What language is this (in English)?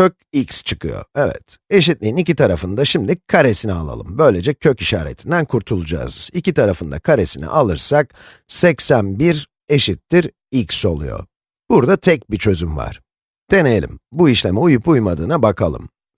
Turkish